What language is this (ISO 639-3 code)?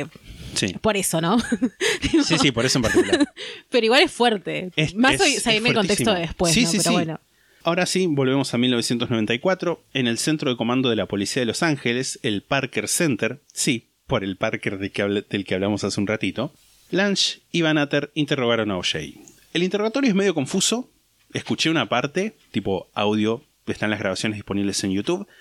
spa